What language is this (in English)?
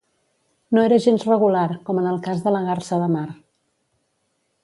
Catalan